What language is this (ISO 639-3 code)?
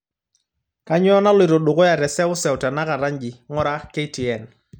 mas